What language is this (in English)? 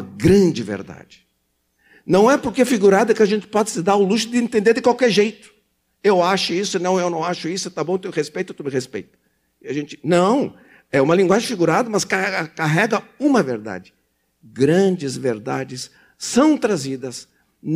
Portuguese